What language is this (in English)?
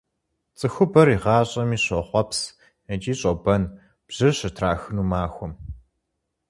Kabardian